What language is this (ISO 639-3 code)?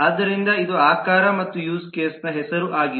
kan